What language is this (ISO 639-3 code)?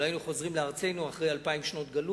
heb